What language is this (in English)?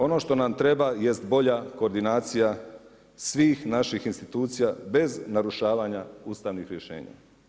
Croatian